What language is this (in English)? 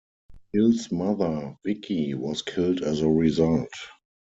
English